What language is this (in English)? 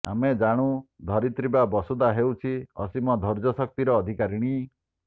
Odia